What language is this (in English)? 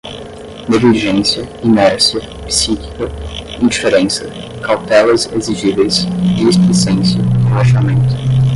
Portuguese